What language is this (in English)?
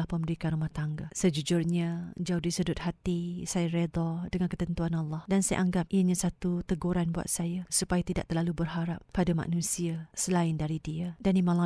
Malay